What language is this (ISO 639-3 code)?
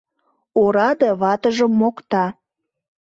chm